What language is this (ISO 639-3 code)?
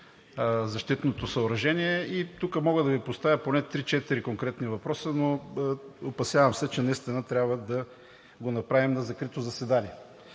bul